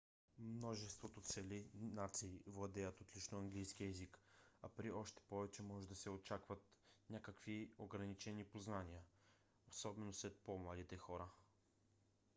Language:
Bulgarian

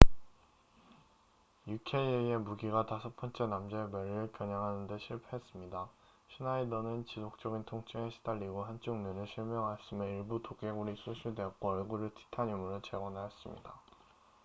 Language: Korean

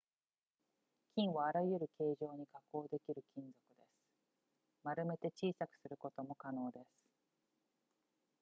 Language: Japanese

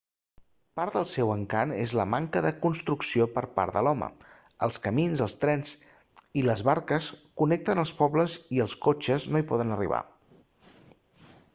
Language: Catalan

